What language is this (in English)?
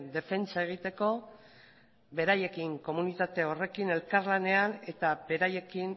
Basque